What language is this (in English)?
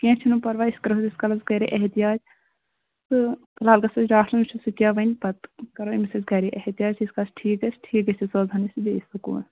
Kashmiri